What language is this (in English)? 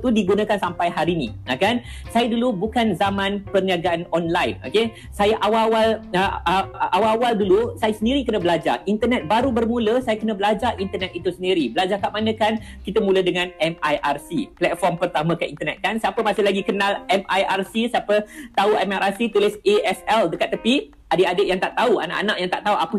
Malay